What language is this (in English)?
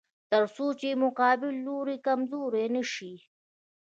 Pashto